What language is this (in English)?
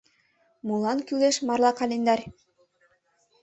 Mari